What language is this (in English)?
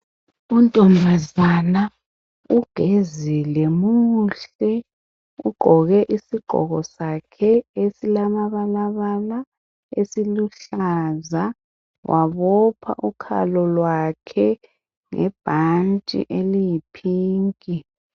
North Ndebele